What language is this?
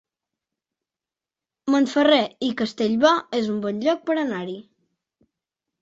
Catalan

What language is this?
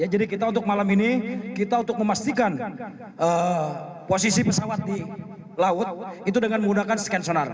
Indonesian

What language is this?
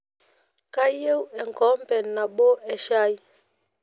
Masai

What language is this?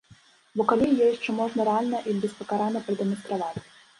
Belarusian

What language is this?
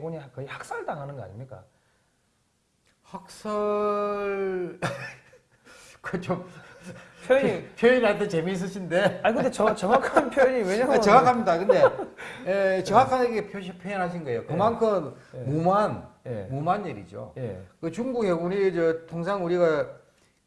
Korean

